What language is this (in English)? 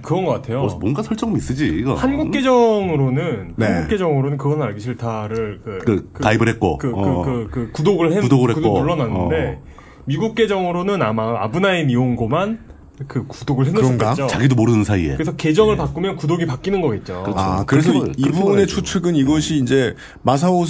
Korean